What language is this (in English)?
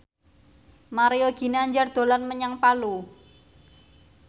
Javanese